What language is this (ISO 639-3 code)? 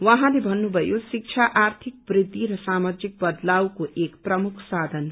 nep